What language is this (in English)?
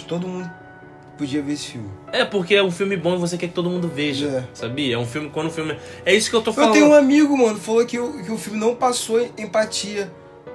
Portuguese